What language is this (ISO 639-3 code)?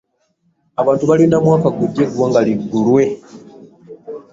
lug